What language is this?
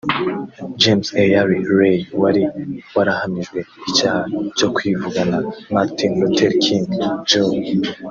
Kinyarwanda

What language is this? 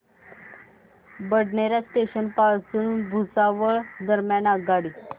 Marathi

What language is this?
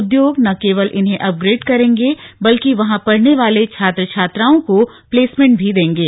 Hindi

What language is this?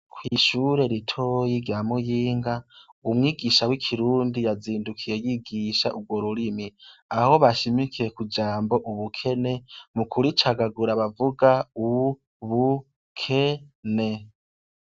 Rundi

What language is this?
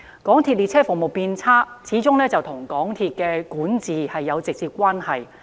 Cantonese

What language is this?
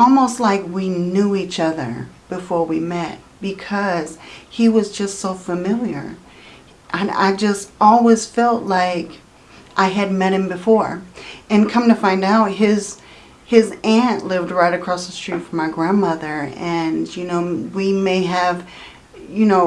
English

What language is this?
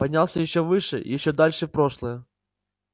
Russian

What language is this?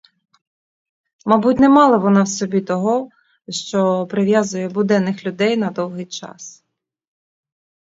Ukrainian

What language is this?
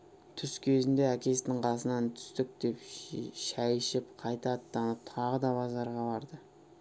Kazakh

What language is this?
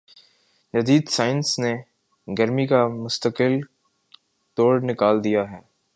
Urdu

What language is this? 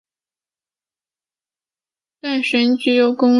Chinese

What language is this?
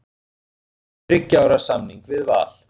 Icelandic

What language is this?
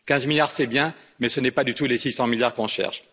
French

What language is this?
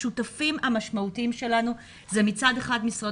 Hebrew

